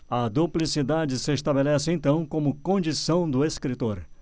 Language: Portuguese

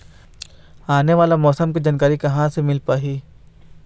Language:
Chhattisgarhi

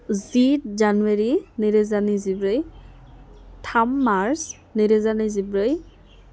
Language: Bodo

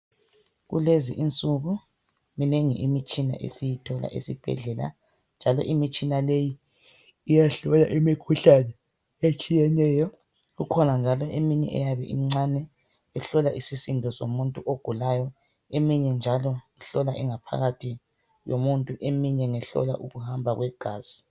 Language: North Ndebele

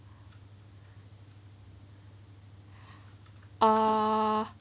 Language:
English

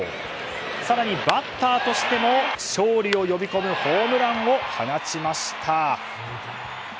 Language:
Japanese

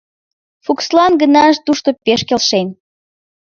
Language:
Mari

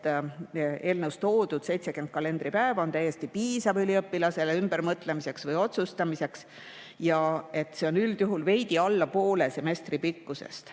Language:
Estonian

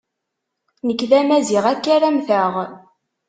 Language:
Kabyle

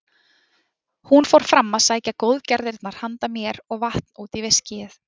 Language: Icelandic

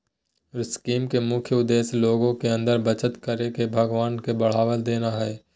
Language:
Magahi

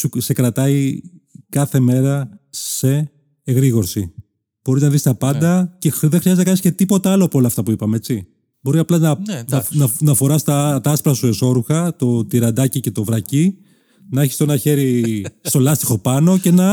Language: Greek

